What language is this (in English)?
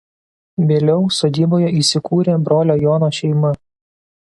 Lithuanian